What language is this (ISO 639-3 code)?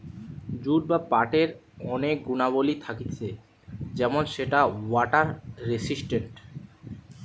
ben